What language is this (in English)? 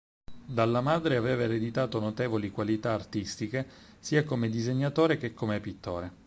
Italian